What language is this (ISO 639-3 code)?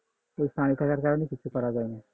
ben